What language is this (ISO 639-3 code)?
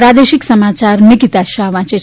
guj